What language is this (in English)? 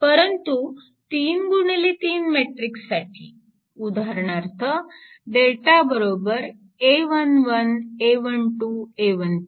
Marathi